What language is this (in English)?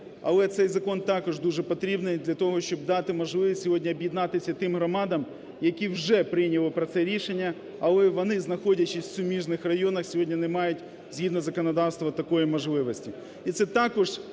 Ukrainian